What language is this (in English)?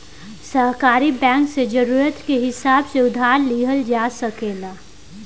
Bhojpuri